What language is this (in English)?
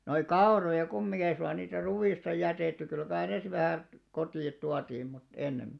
Finnish